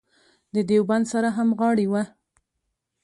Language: Pashto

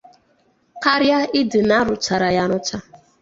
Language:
Igbo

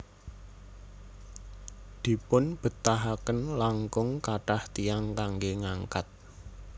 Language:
Javanese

